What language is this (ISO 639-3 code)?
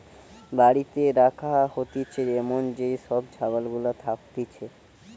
ben